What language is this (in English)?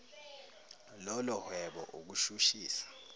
Zulu